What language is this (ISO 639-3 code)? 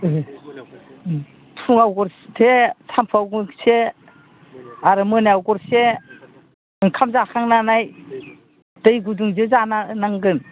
brx